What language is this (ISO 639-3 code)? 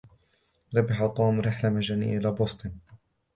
ara